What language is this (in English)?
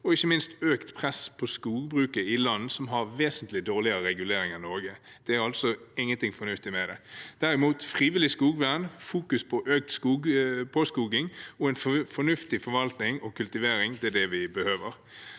Norwegian